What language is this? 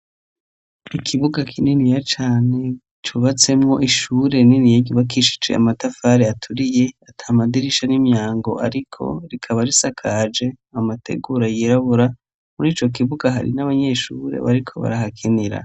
Rundi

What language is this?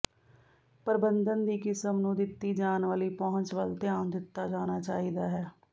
Punjabi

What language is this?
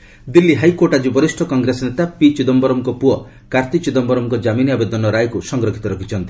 Odia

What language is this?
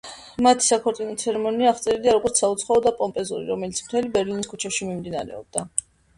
Georgian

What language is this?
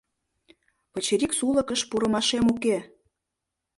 Mari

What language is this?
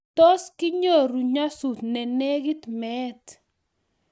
Kalenjin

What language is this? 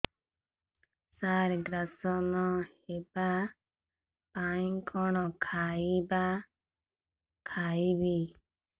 Odia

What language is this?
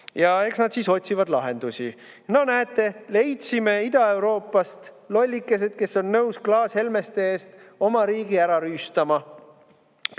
Estonian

